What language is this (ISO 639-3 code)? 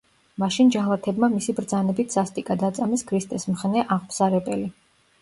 kat